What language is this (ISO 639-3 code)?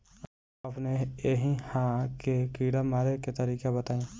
bho